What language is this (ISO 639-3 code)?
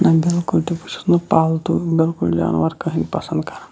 kas